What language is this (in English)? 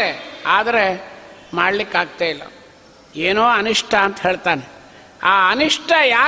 Kannada